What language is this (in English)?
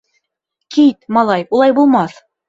Bashkir